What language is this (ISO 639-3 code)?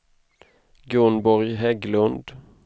swe